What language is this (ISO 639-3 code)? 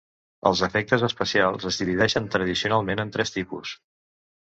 cat